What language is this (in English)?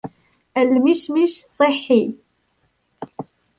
Arabic